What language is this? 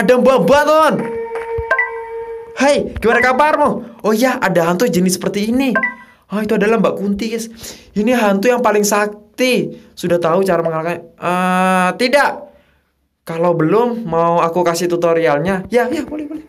Indonesian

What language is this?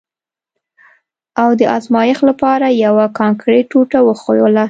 Pashto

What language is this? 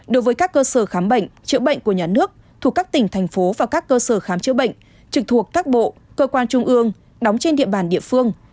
Vietnamese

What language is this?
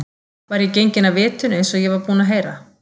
Icelandic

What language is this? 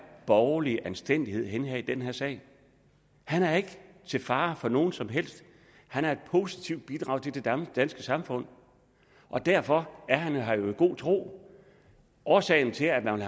Danish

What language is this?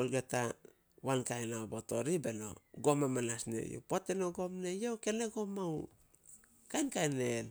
Solos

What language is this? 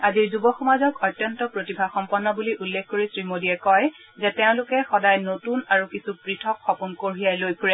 Assamese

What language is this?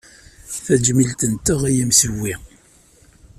Kabyle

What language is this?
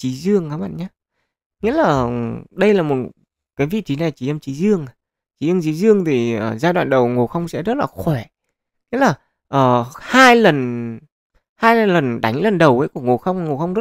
Vietnamese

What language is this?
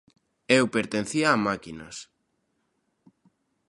Galician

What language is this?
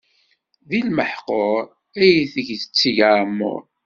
Kabyle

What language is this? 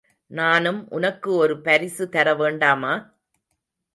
Tamil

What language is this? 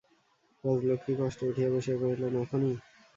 Bangla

